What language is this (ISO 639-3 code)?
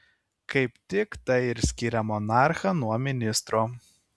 lit